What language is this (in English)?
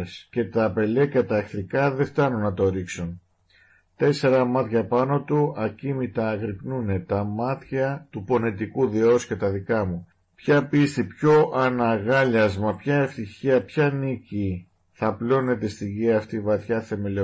Greek